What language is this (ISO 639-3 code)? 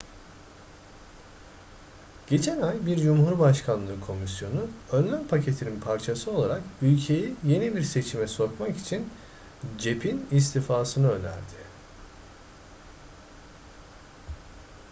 tur